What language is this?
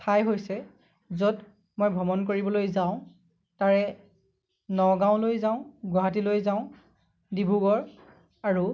Assamese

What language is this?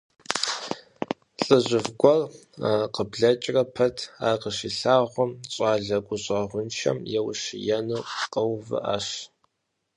Kabardian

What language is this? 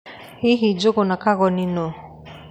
Kikuyu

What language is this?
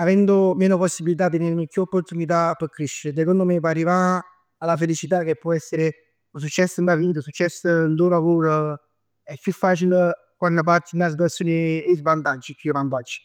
Neapolitan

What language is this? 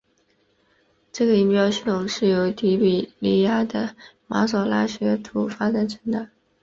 Chinese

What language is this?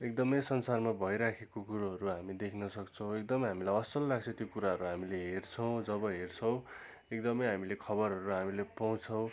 Nepali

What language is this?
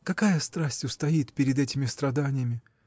Russian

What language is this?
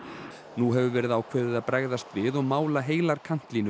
Icelandic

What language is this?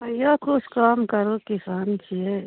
Maithili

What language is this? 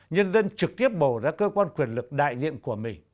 Vietnamese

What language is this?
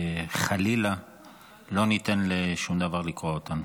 Hebrew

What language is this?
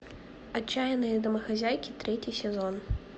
Russian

